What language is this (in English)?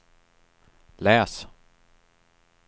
Swedish